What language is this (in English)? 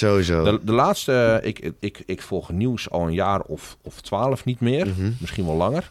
Dutch